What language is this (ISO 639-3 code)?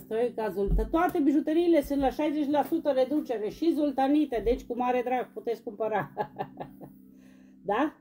ron